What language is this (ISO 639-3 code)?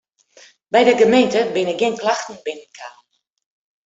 fry